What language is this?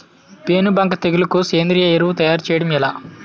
Telugu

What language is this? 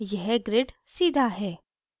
Hindi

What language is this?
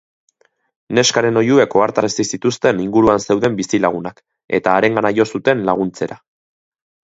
Basque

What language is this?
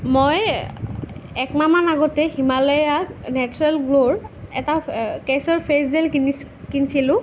Assamese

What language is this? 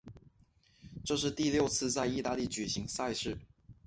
Chinese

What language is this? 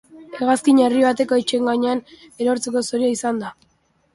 Basque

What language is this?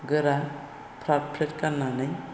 Bodo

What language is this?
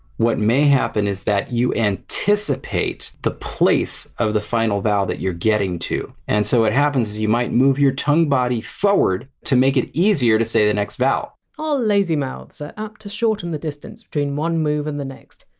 English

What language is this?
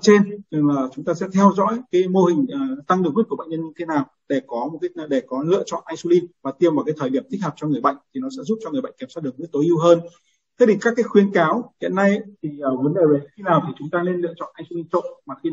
Vietnamese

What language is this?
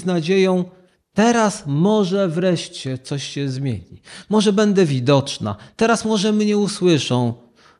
Polish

